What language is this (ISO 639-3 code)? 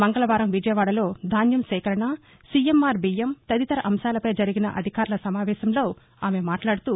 tel